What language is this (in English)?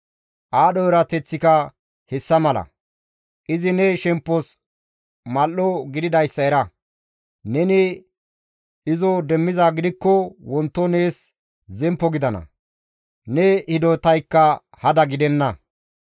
Gamo